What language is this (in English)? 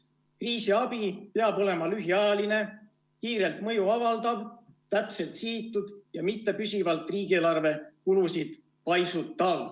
Estonian